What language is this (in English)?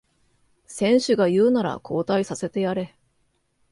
Japanese